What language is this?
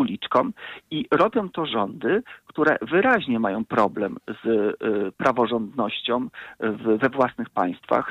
Polish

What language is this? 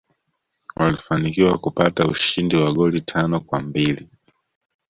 Swahili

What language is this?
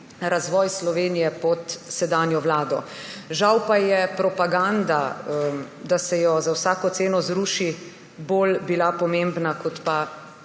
Slovenian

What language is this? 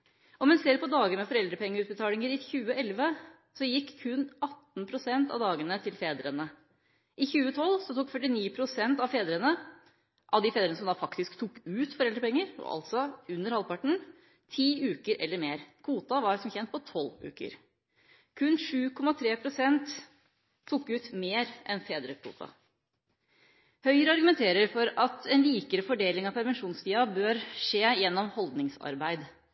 Norwegian Bokmål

